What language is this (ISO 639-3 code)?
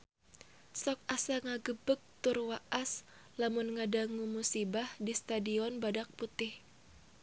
sun